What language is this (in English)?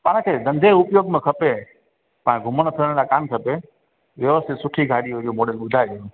Sindhi